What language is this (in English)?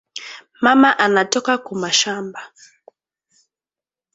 Swahili